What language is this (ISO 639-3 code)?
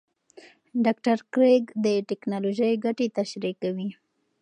pus